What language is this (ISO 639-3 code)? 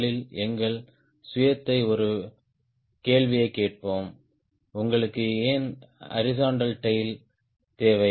tam